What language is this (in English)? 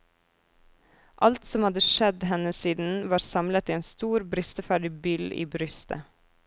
Norwegian